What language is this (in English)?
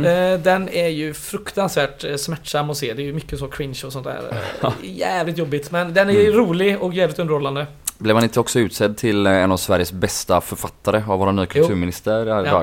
Swedish